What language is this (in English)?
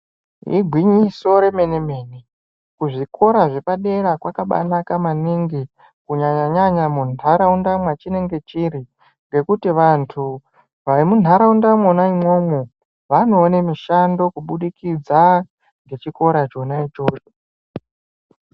Ndau